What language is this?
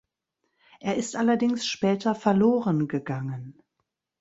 German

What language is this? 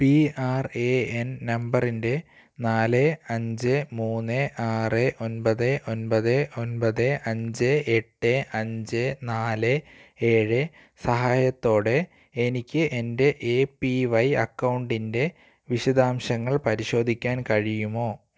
Malayalam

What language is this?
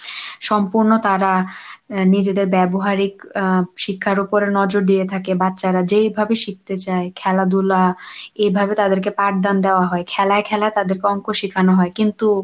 Bangla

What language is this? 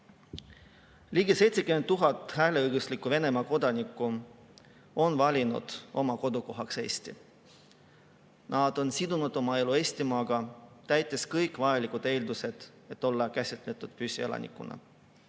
Estonian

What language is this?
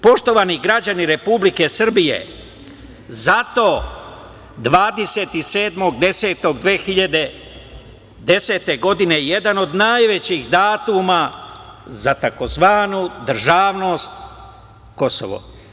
Serbian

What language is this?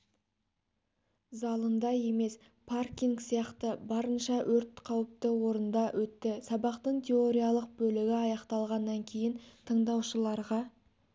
Kazakh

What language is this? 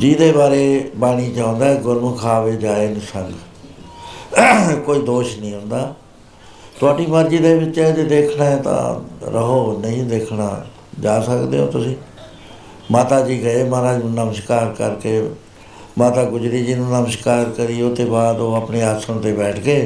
Punjabi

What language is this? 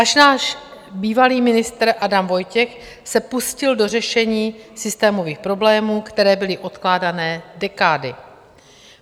Czech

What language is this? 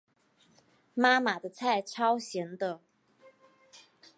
Chinese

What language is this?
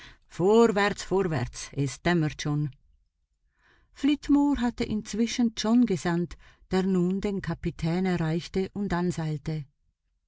German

